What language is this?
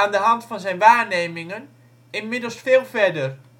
Dutch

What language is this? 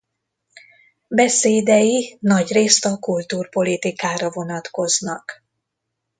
Hungarian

